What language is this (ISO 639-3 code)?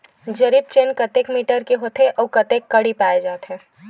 hne